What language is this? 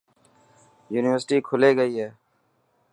Dhatki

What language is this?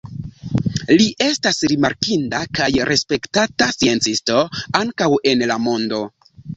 Esperanto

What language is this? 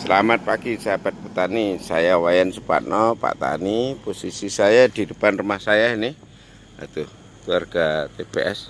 Indonesian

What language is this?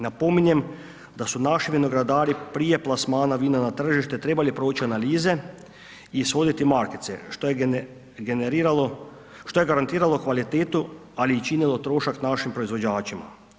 Croatian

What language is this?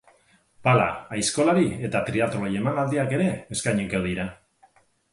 Basque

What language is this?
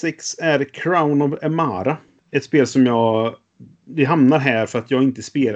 Swedish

